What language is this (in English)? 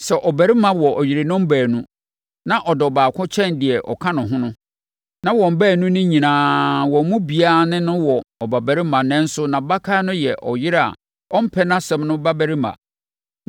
Akan